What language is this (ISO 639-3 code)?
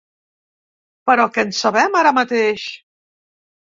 cat